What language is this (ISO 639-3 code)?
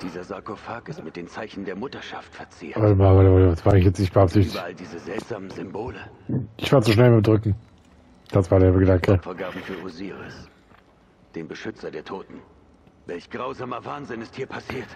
deu